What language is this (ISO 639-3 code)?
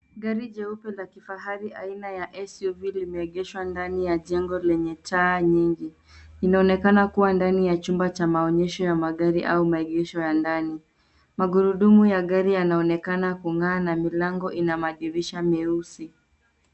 swa